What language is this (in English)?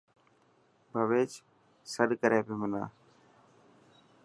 Dhatki